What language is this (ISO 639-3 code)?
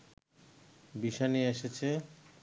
ben